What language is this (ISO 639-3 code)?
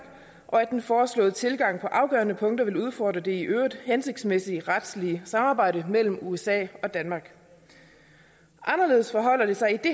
dan